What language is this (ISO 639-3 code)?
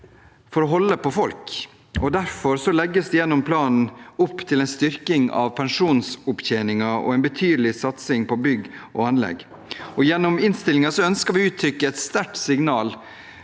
nor